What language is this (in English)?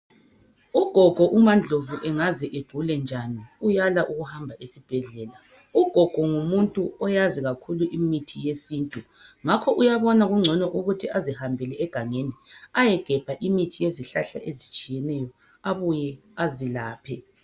North Ndebele